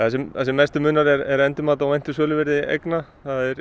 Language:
Icelandic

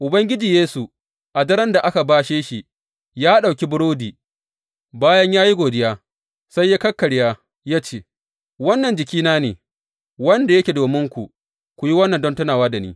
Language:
Hausa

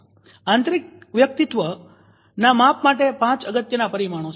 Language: Gujarati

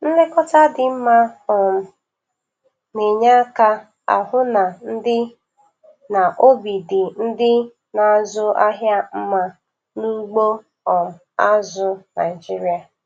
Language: Igbo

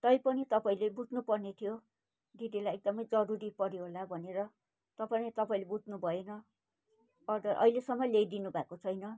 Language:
Nepali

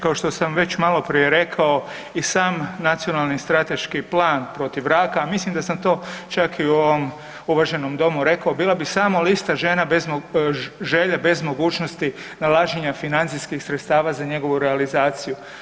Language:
Croatian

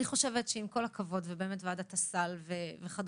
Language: Hebrew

